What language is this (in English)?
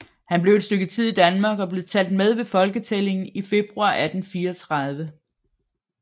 Danish